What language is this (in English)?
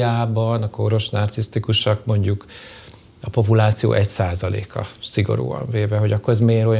Hungarian